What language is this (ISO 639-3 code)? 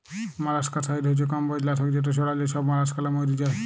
ben